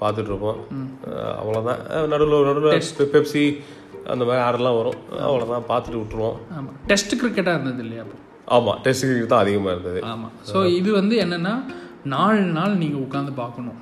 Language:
Tamil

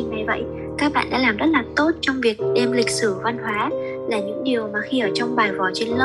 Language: Vietnamese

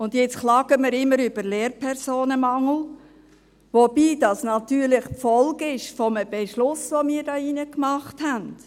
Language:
Swiss German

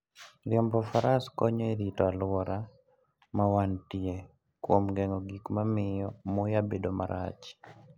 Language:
Luo (Kenya and Tanzania)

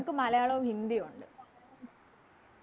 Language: Malayalam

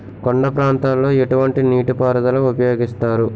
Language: Telugu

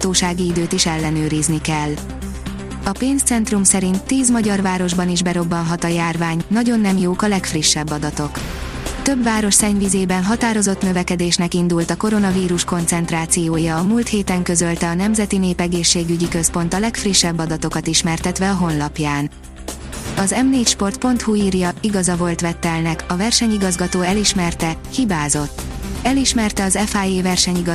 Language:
Hungarian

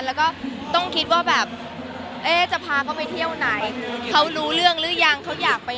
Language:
Thai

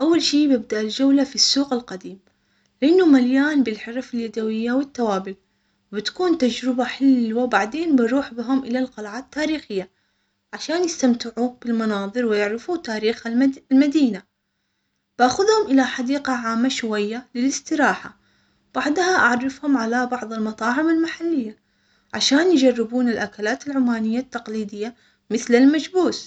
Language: Omani Arabic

